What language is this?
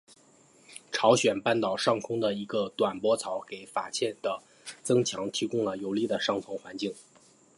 Chinese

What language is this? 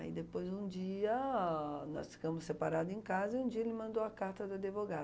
Portuguese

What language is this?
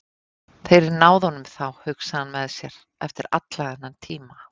Icelandic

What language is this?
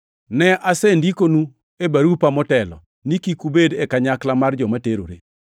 Luo (Kenya and Tanzania)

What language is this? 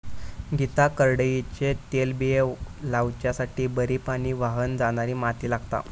Marathi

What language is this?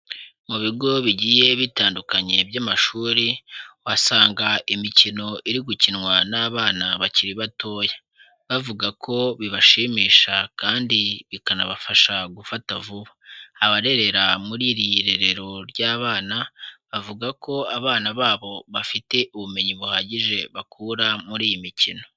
Kinyarwanda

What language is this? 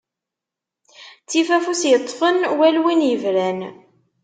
Kabyle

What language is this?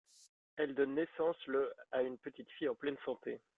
French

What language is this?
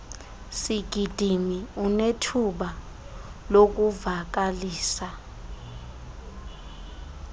Xhosa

